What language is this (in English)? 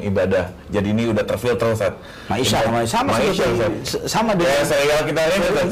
Indonesian